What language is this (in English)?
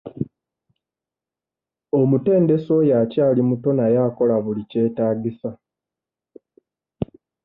Ganda